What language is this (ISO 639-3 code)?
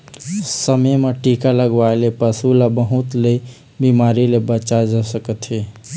hne